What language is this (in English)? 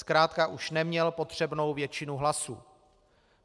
Czech